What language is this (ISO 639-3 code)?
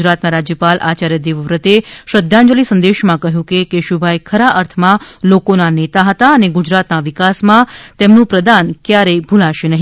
guj